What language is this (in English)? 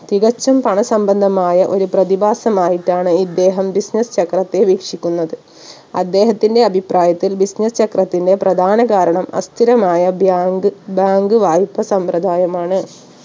Malayalam